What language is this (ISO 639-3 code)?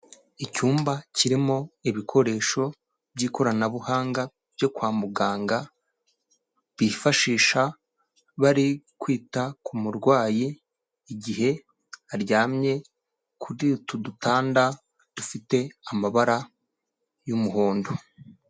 kin